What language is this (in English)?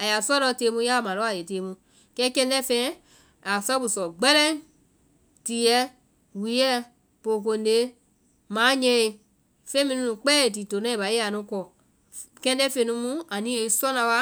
Vai